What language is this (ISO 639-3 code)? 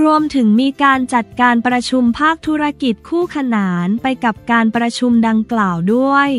tha